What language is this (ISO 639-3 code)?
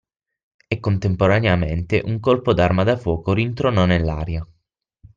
ita